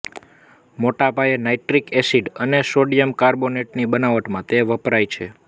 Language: Gujarati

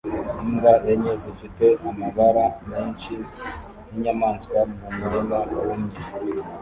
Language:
Kinyarwanda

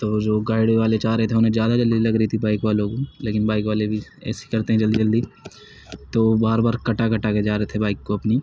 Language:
Urdu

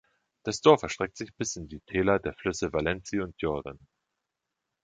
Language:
German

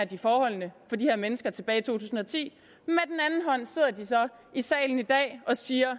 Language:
Danish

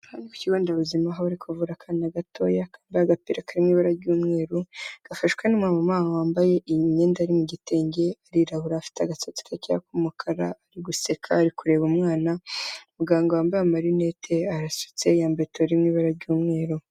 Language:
Kinyarwanda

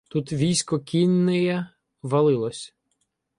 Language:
Ukrainian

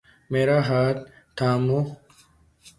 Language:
Urdu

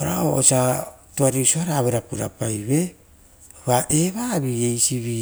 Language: Rotokas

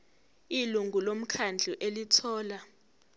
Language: Zulu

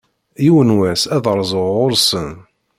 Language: Kabyle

